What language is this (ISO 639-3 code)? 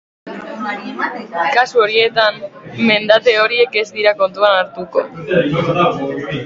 eus